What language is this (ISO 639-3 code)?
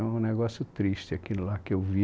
por